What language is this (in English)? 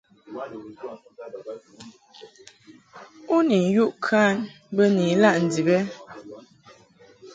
Mungaka